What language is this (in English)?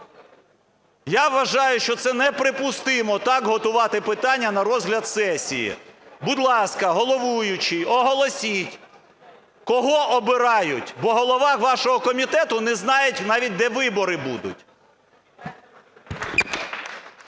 Ukrainian